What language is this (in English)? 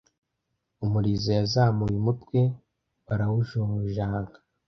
Kinyarwanda